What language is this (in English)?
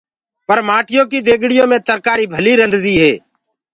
Gurgula